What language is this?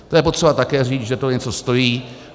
Czech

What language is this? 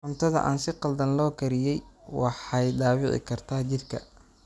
Somali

